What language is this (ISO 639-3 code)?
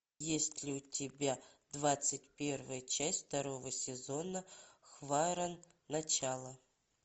rus